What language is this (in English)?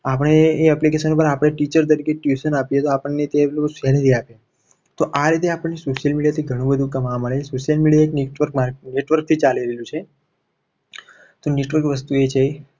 Gujarati